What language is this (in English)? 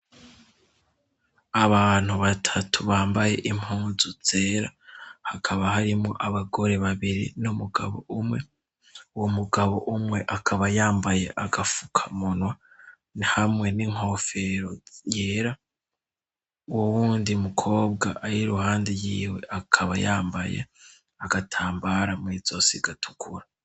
Rundi